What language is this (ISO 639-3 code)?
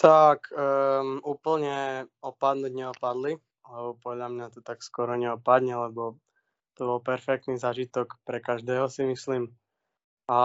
slk